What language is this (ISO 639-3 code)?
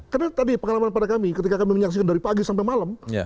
ind